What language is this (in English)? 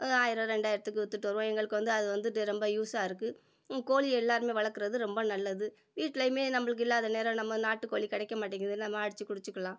Tamil